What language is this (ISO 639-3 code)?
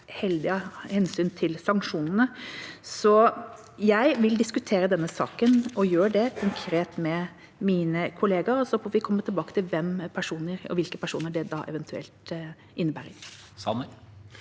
nor